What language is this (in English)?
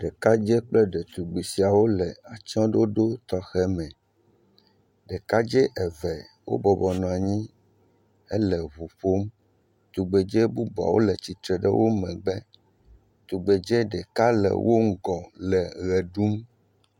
Ewe